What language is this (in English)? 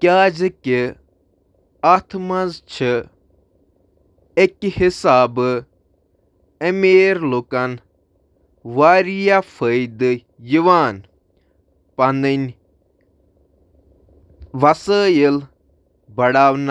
Kashmiri